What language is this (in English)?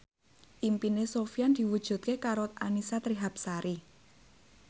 Javanese